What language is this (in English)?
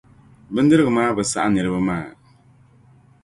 Dagbani